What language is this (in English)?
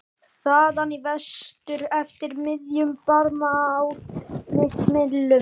Icelandic